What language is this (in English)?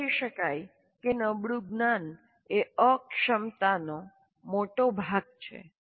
Gujarati